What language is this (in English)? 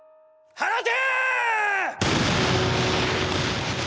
Japanese